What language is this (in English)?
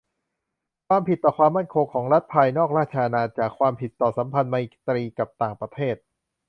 Thai